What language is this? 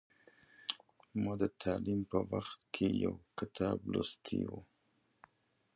Pashto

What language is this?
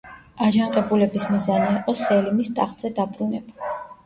Georgian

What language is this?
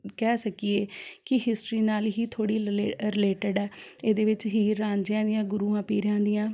Punjabi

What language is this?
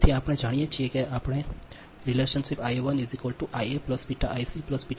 Gujarati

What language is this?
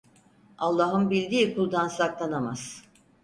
Turkish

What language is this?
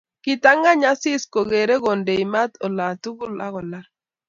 Kalenjin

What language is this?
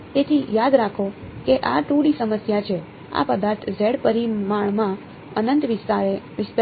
Gujarati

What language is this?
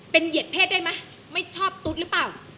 Thai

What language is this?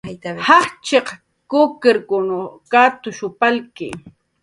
Jaqaru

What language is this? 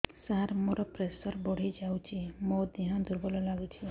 Odia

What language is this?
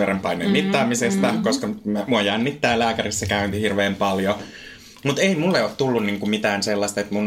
Finnish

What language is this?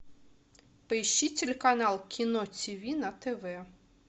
Russian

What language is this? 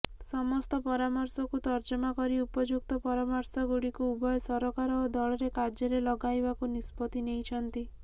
Odia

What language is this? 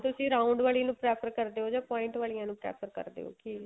Punjabi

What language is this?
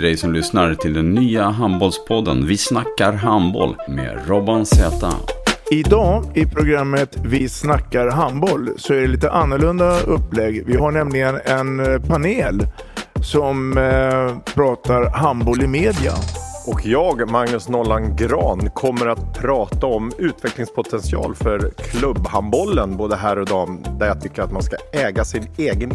Swedish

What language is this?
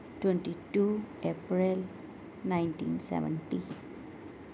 Urdu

